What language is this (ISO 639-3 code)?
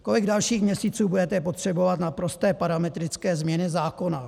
ces